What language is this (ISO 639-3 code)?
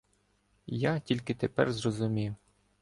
ukr